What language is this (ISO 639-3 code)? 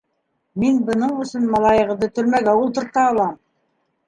bak